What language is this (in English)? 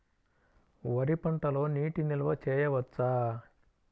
Telugu